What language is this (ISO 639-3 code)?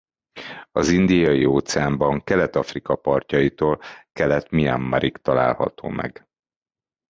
hun